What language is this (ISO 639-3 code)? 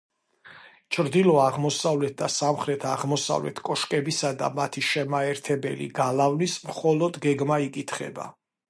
kat